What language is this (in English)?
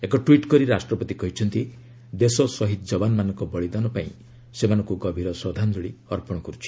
Odia